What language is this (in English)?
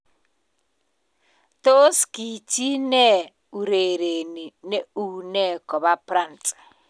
Kalenjin